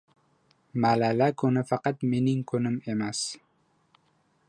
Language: Uzbek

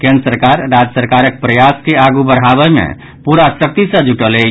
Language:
Maithili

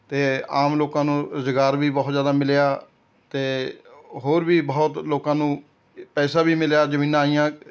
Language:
Punjabi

